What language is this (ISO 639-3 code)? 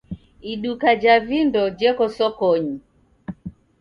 dav